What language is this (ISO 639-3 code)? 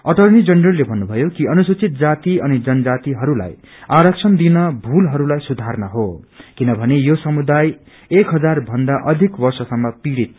nep